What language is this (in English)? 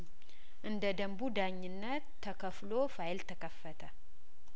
Amharic